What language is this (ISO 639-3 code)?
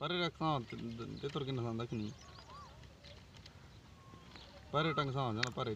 rus